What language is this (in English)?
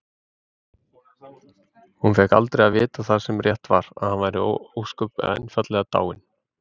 Icelandic